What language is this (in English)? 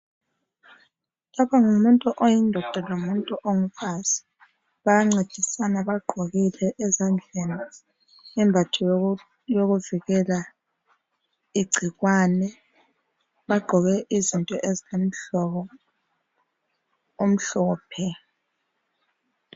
North Ndebele